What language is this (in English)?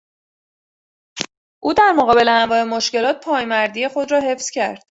Persian